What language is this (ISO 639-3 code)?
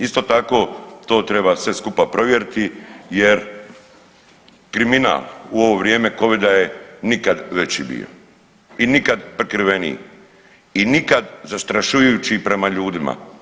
hrv